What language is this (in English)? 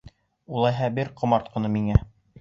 Bashkir